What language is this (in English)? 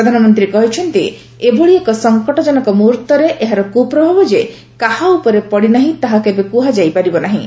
Odia